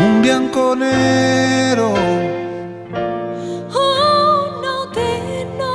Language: Italian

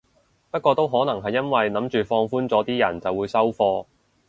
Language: Cantonese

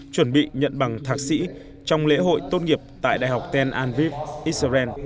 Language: Vietnamese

